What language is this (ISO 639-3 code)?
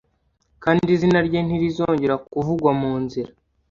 kin